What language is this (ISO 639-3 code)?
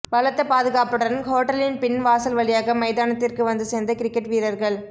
tam